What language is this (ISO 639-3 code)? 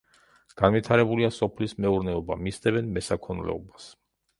kat